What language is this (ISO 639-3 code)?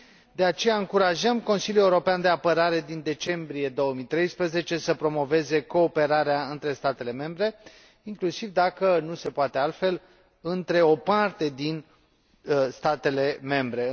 ron